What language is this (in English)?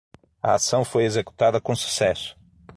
Portuguese